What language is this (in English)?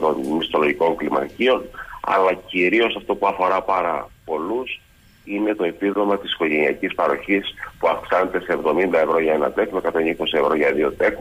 Greek